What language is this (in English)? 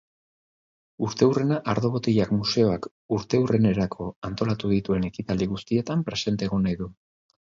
Basque